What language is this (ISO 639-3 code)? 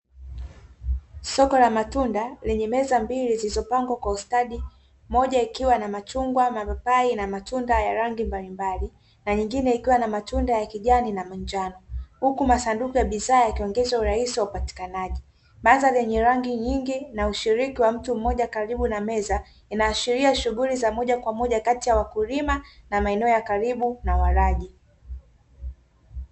swa